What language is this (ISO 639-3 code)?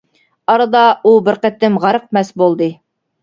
uig